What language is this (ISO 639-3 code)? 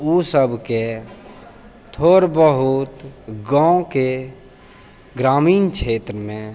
mai